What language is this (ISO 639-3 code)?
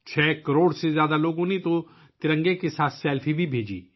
urd